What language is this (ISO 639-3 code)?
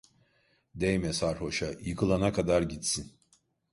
tur